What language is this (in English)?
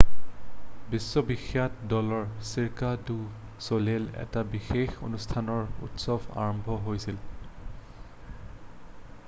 Assamese